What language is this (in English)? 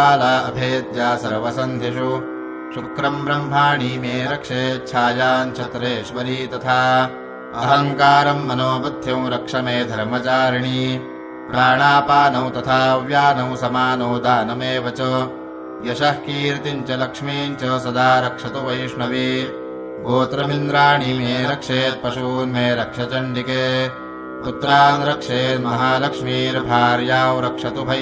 Telugu